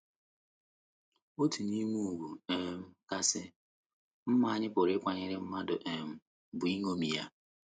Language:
Igbo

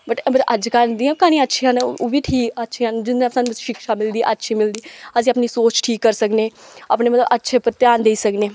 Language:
Dogri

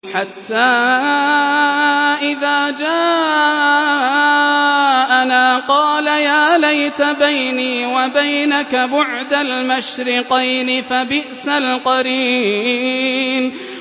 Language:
Arabic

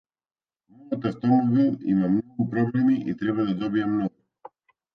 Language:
Macedonian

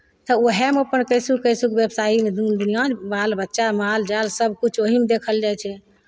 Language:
Maithili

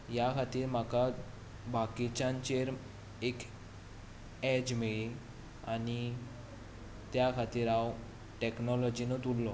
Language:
Konkani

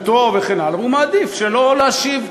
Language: Hebrew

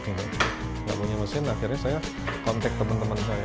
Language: Indonesian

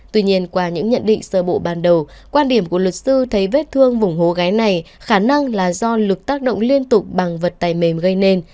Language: Vietnamese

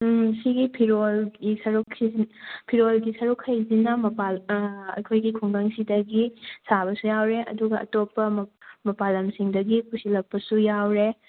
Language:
Manipuri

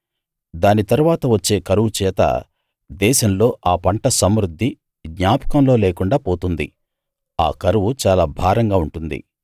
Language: Telugu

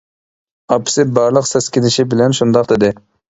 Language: Uyghur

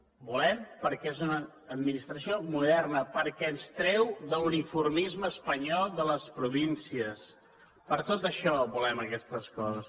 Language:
Catalan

